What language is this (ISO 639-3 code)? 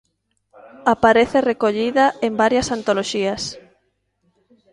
glg